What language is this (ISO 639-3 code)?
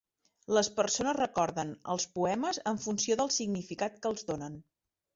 cat